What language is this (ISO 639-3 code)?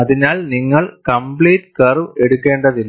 mal